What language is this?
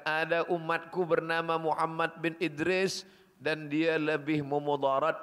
Malay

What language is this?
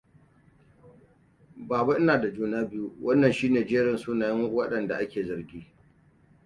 Hausa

